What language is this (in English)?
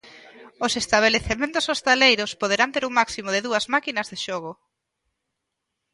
Galician